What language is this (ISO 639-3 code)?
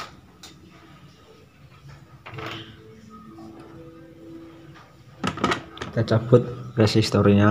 ind